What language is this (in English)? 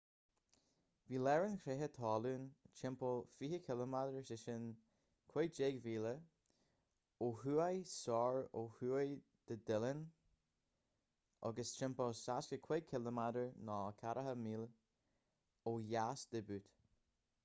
Irish